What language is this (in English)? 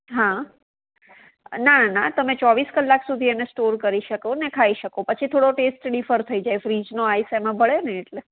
Gujarati